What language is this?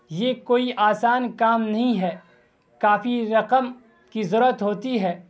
Urdu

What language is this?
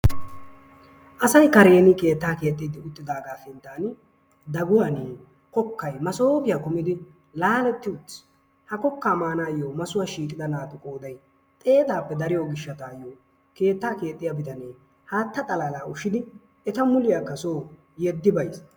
Wolaytta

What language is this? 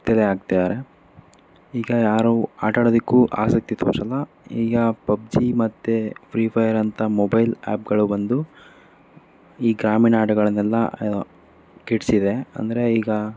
Kannada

